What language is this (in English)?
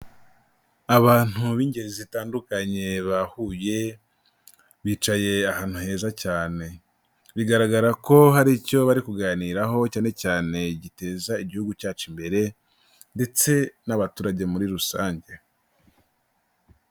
Kinyarwanda